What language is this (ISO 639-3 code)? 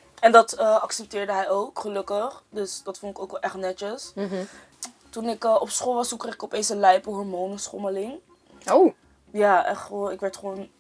nld